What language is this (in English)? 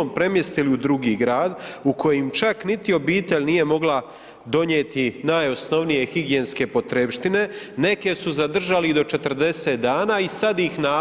Croatian